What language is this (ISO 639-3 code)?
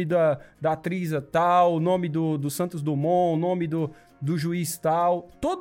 por